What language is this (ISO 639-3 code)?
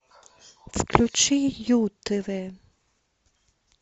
rus